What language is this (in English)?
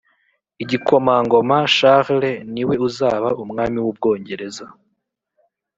Kinyarwanda